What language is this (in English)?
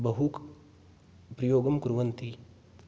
Sanskrit